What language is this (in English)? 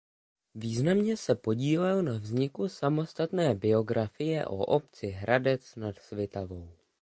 Czech